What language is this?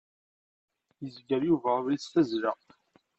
Kabyle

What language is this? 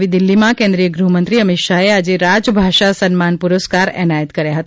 Gujarati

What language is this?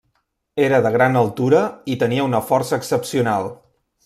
Catalan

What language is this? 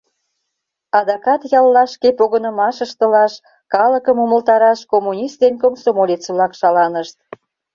Mari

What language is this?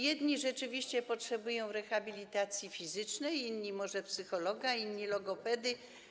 Polish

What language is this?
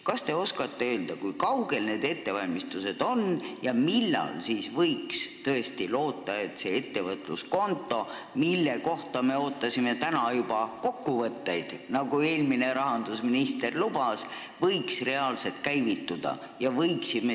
Estonian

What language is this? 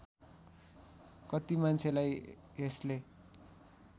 Nepali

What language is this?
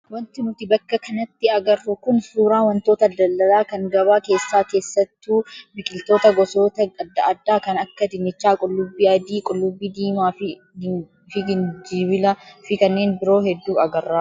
Oromo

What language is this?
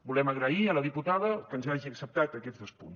Catalan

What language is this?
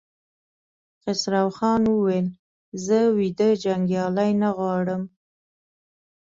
Pashto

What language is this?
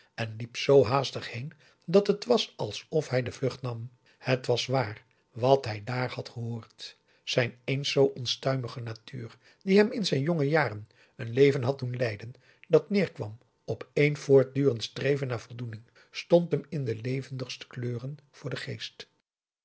Dutch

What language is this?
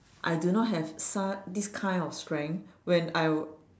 English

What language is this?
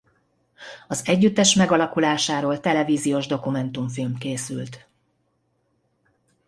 Hungarian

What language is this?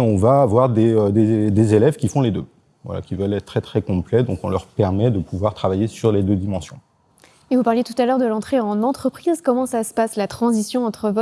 French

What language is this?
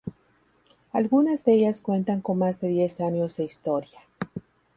Spanish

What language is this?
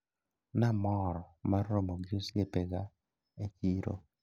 Luo (Kenya and Tanzania)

